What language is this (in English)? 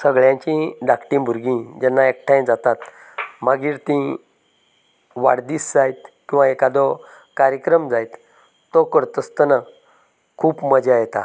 Konkani